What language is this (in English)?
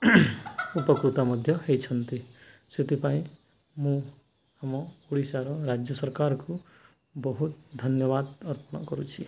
Odia